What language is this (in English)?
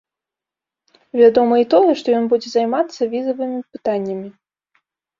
Belarusian